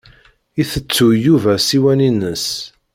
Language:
Kabyle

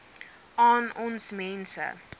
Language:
Afrikaans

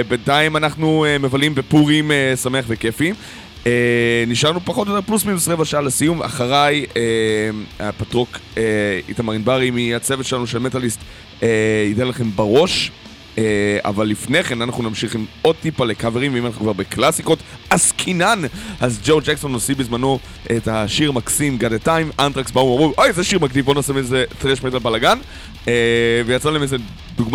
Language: Hebrew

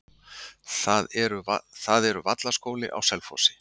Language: Icelandic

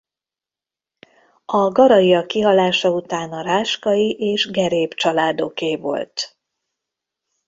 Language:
Hungarian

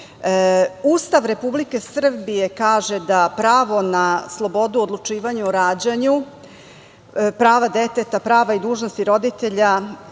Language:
Serbian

